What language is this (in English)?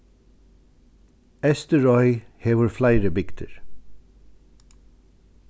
Faroese